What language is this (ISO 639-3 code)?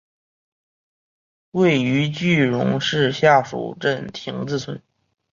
zho